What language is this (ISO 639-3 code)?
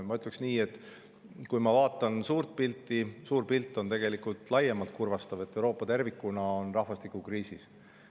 est